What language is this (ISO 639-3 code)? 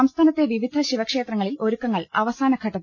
mal